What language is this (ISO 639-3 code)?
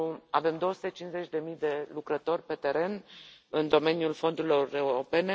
ron